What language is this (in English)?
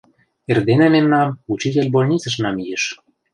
Mari